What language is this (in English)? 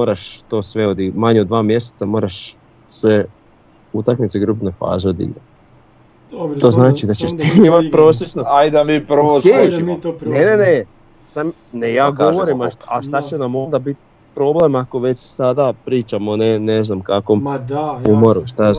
Croatian